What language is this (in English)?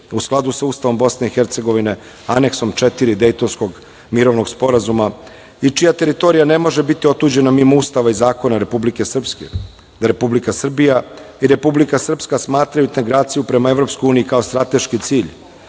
Serbian